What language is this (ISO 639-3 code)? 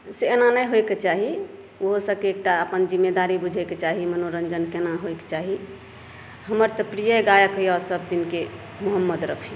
mai